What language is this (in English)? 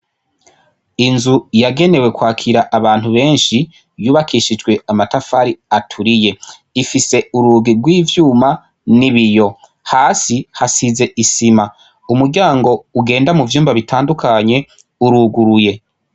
Rundi